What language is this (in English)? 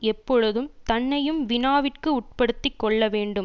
Tamil